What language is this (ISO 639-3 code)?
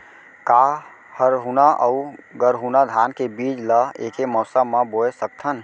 hne